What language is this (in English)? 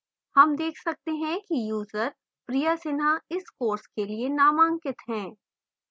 Hindi